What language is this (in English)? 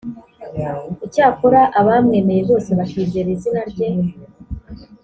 Kinyarwanda